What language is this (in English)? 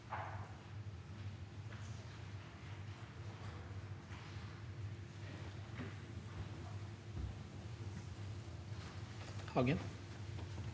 Norwegian